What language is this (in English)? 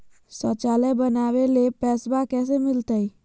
Magahi